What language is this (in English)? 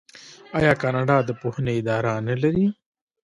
Pashto